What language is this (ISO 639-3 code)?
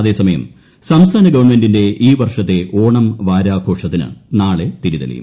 mal